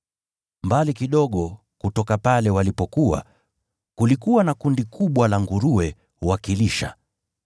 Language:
Swahili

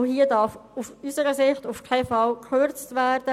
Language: Swiss German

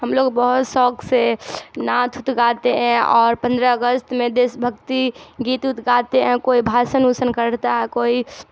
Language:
Urdu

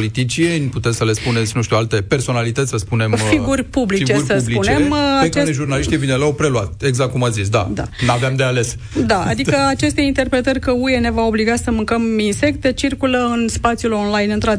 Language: Romanian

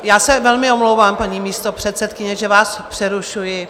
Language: Czech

